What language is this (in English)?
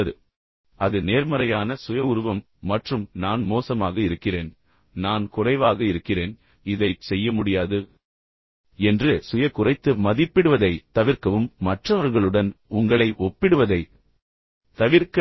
Tamil